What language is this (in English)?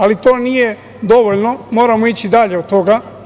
Serbian